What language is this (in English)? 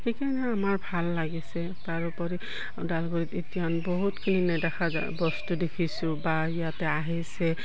Assamese